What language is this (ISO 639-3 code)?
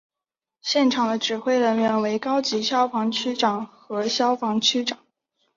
zho